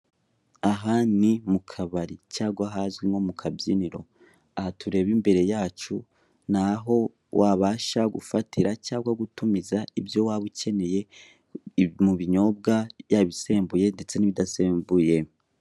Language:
Kinyarwanda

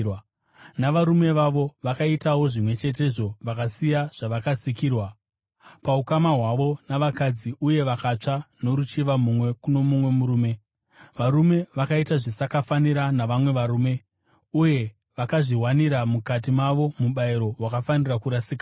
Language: Shona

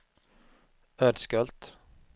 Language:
Swedish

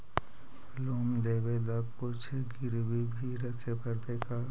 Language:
Magahi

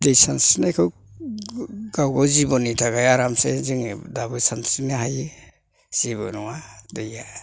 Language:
Bodo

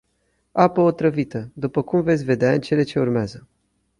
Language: Romanian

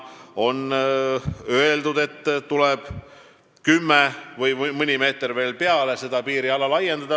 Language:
Estonian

